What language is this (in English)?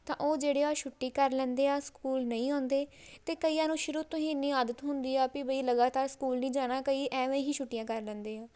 Punjabi